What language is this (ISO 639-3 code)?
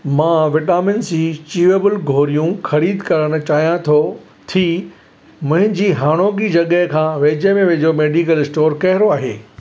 snd